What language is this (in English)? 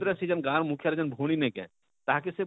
Odia